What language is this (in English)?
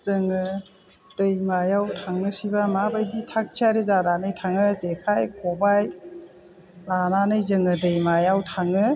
Bodo